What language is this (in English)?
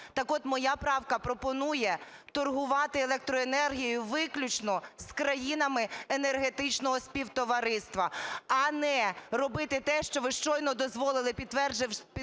Ukrainian